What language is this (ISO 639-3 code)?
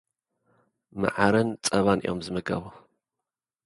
tir